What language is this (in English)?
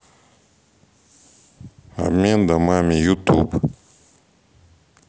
Russian